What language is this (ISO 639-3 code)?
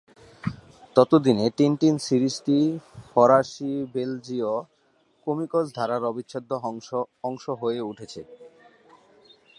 ben